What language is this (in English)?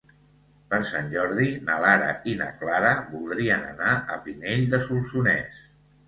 Catalan